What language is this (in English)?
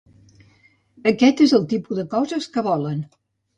Catalan